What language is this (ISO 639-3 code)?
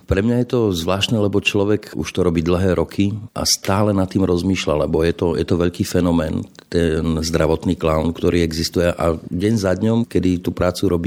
slk